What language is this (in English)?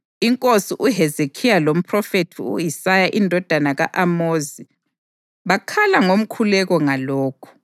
North Ndebele